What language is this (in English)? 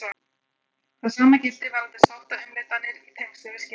Icelandic